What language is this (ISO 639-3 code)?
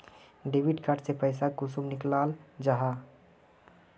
mag